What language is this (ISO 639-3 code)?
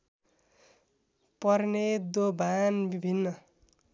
nep